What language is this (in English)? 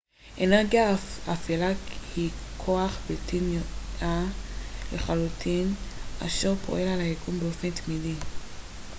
Hebrew